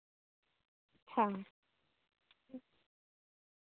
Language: Santali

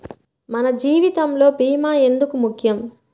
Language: Telugu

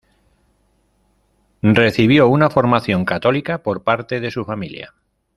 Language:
Spanish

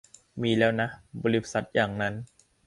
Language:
Thai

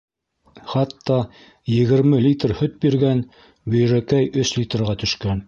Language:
Bashkir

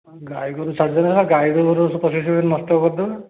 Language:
Odia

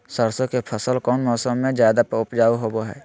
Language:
Magahi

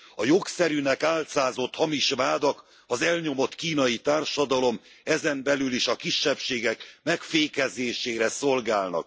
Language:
Hungarian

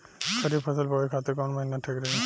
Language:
Bhojpuri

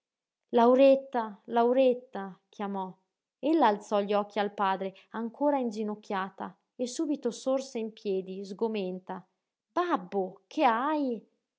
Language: Italian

